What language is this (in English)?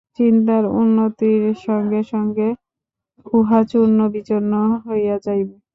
Bangla